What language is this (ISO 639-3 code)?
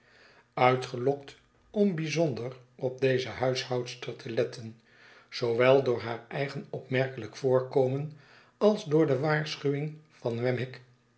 nld